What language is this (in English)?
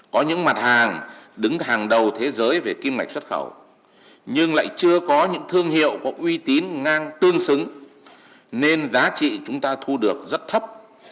Vietnamese